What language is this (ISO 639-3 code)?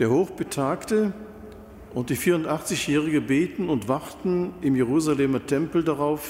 deu